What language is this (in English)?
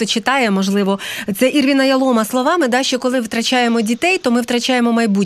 Ukrainian